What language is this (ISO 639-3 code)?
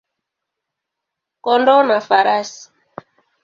swa